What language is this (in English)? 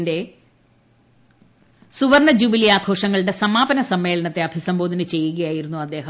Malayalam